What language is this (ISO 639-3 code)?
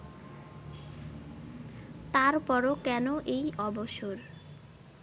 ben